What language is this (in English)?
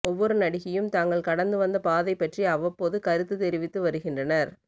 Tamil